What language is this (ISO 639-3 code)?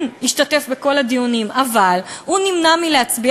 heb